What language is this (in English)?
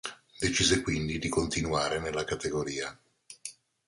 Italian